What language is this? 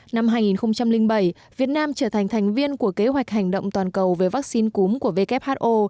Vietnamese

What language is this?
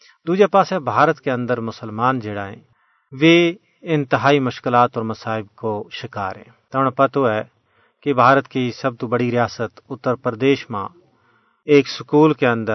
Urdu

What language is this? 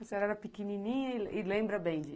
Portuguese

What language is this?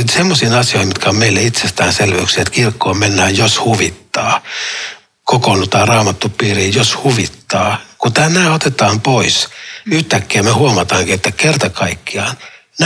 Finnish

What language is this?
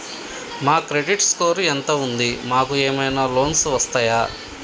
Telugu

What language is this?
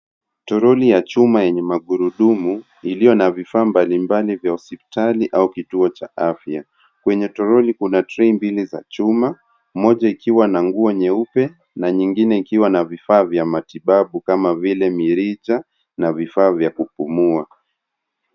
Swahili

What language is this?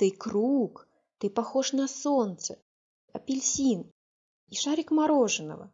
Russian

